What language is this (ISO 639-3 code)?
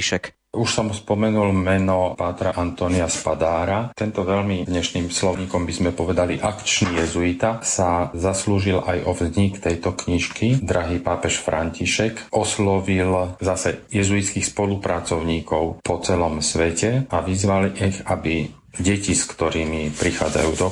slk